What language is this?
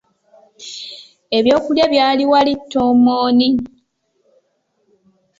Ganda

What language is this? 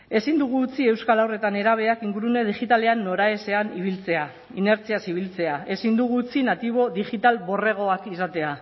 Basque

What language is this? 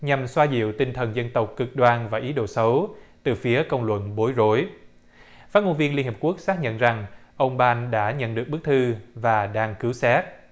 Vietnamese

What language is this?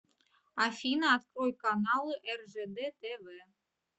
Russian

